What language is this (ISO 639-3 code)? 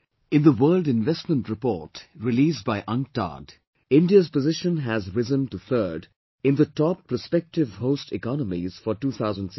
eng